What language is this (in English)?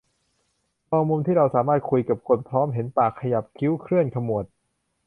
Thai